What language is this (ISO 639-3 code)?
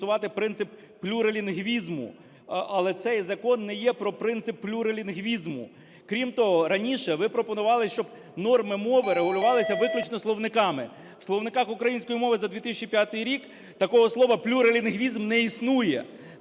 ukr